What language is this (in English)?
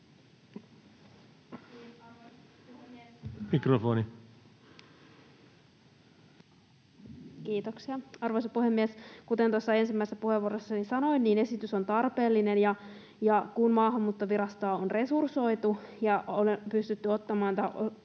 Finnish